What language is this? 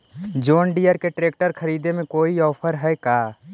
Magahi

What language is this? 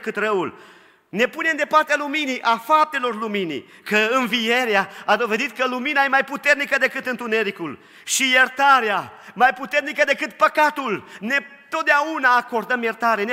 Romanian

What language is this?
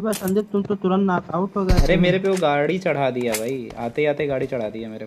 Hindi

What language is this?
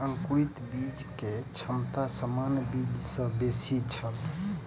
Maithili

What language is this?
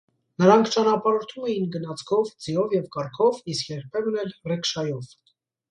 Armenian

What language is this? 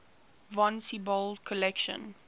English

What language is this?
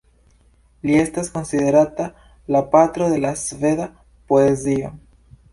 Esperanto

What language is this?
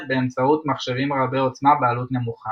Hebrew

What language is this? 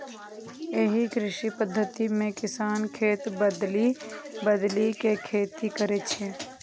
Maithili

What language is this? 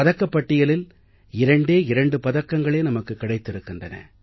Tamil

